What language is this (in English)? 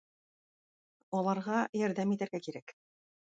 Tatar